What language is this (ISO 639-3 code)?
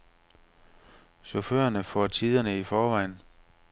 dan